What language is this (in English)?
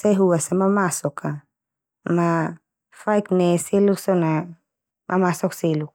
Termanu